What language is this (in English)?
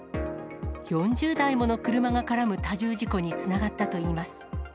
Japanese